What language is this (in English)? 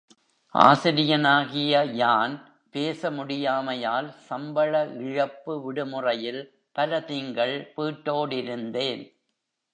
Tamil